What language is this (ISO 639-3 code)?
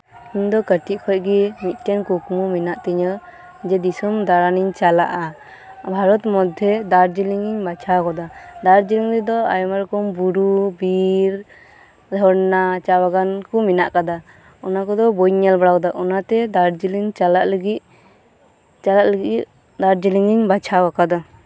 sat